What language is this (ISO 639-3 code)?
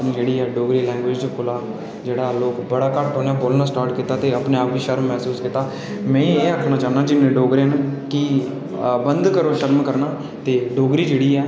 doi